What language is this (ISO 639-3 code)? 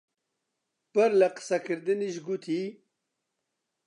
ckb